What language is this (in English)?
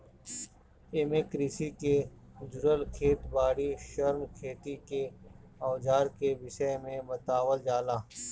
Bhojpuri